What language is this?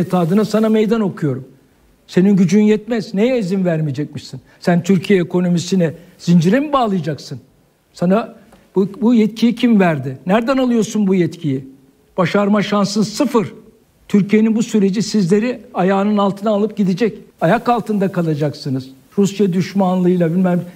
Turkish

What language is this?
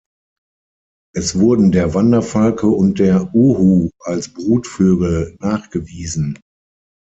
German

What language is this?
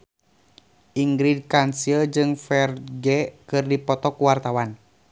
Sundanese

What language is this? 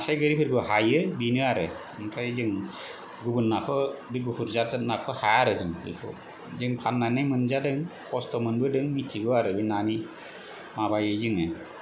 Bodo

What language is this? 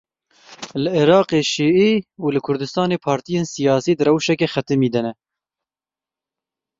Kurdish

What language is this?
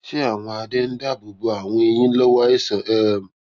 Yoruba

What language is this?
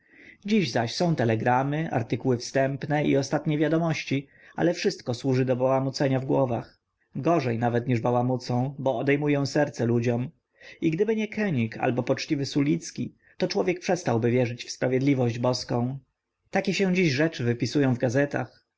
Polish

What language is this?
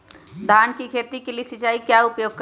Magahi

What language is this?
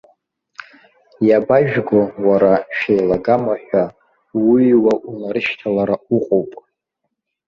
Abkhazian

